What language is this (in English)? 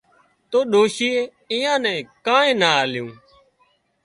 Wadiyara Koli